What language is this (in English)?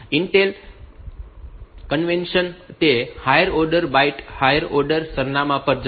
Gujarati